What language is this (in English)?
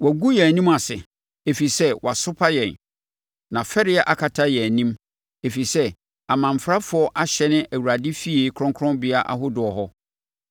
Akan